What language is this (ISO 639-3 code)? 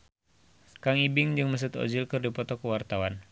sun